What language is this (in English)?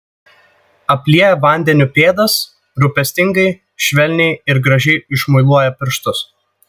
Lithuanian